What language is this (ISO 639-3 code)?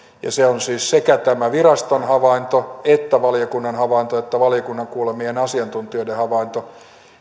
fin